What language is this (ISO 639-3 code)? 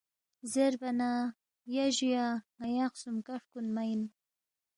bft